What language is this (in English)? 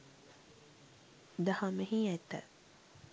Sinhala